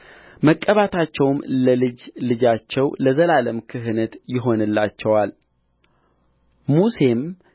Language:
Amharic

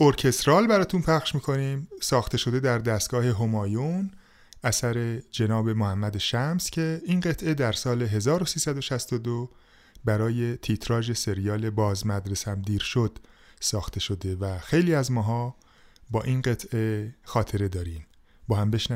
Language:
Persian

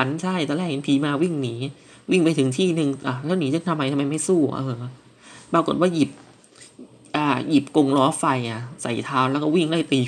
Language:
Thai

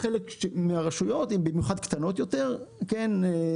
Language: Hebrew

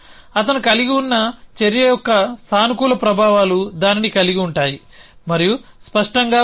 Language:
Telugu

